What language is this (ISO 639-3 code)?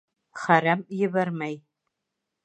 bak